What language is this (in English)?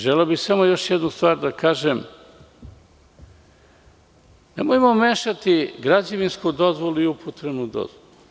Serbian